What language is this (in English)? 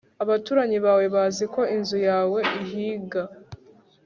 Kinyarwanda